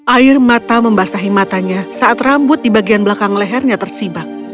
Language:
Indonesian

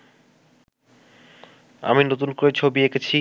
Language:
Bangla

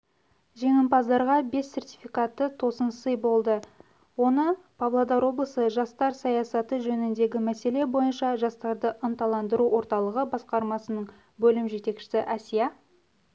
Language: Kazakh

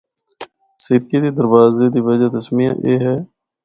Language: Northern Hindko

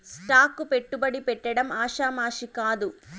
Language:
Telugu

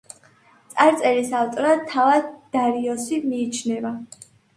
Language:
Georgian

